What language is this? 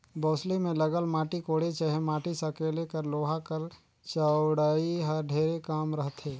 Chhattisgarhi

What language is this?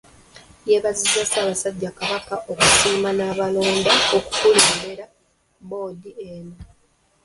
Ganda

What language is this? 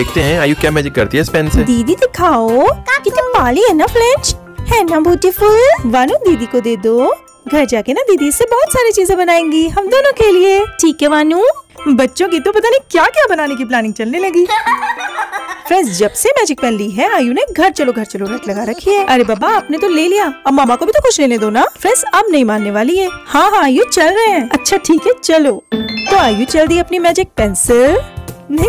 Hindi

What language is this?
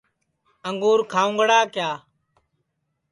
Sansi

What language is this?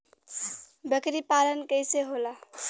Bhojpuri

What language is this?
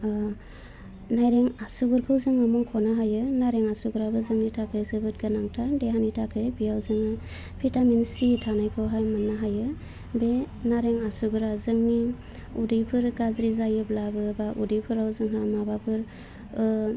Bodo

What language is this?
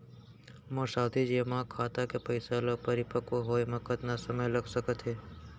Chhattisgarhi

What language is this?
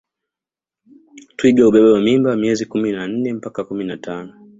Swahili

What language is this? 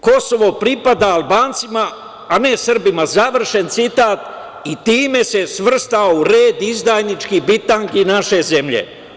Serbian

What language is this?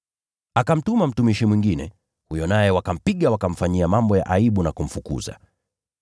Swahili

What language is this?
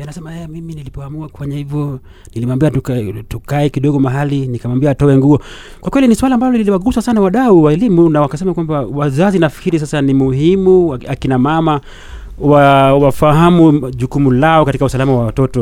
Swahili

